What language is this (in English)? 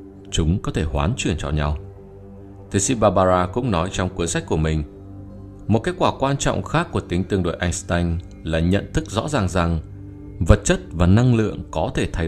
Vietnamese